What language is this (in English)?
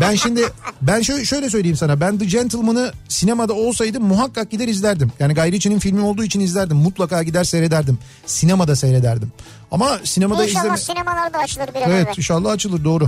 Turkish